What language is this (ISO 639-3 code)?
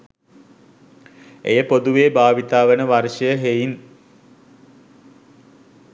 sin